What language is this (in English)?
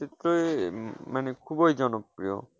Bangla